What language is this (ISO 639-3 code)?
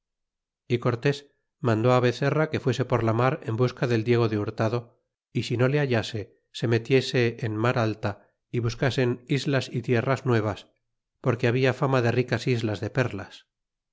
spa